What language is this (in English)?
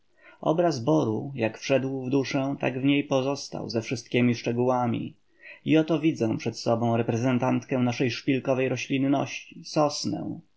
Polish